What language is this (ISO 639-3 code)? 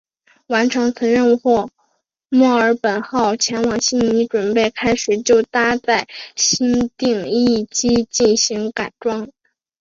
zho